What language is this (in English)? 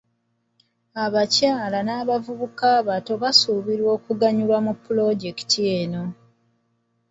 Ganda